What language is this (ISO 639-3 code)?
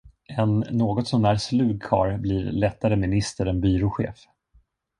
swe